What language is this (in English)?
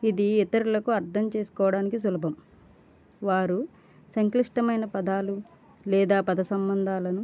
Telugu